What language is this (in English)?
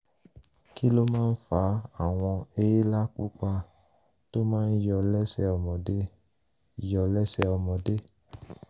Yoruba